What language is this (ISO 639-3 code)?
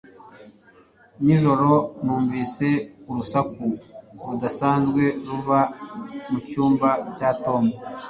kin